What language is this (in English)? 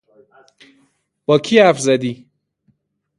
Persian